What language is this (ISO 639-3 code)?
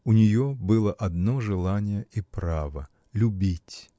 rus